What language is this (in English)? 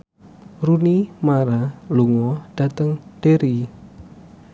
Javanese